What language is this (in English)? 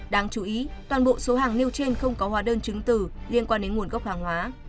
Vietnamese